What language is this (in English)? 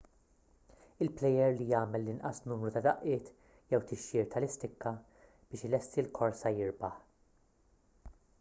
Maltese